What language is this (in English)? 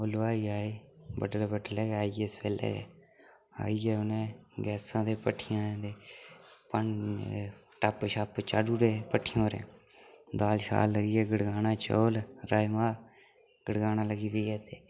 Dogri